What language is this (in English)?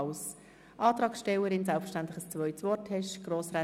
Swiss German